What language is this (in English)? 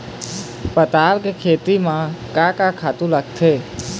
Chhattisgarhi